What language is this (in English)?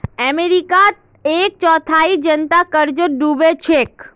Magahi